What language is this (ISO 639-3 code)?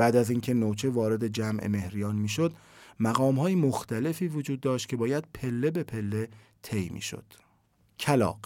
fas